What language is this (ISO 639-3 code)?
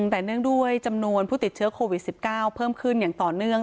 tha